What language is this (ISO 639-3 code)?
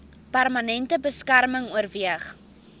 afr